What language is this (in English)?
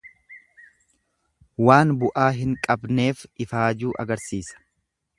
Oromo